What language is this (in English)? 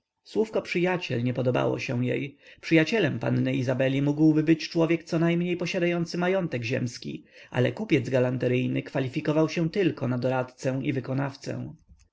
Polish